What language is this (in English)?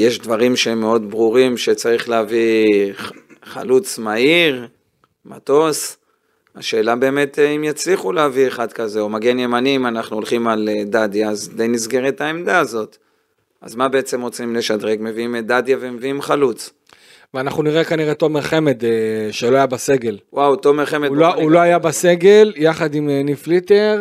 Hebrew